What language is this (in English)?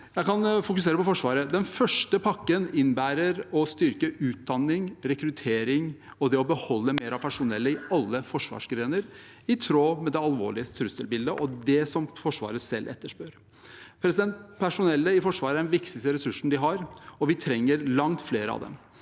Norwegian